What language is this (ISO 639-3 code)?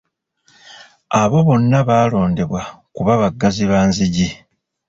lug